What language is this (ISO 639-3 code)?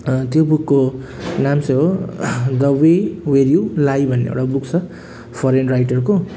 nep